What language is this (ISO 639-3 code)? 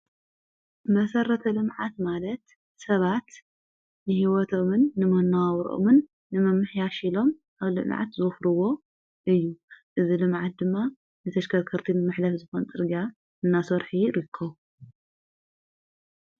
tir